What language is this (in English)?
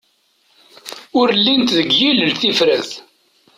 Kabyle